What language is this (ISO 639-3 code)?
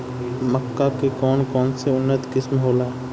bho